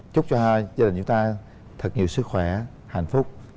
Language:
Vietnamese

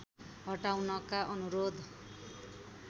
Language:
Nepali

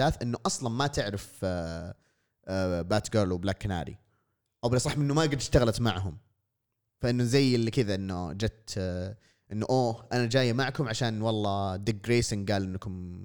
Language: Arabic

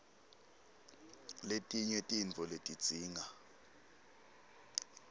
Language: Swati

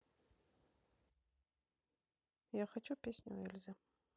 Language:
Russian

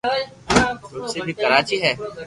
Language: Loarki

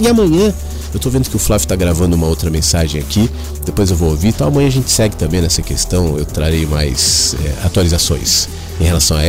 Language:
Portuguese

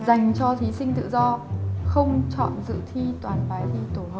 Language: Vietnamese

